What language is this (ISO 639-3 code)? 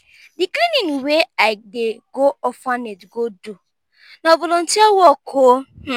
pcm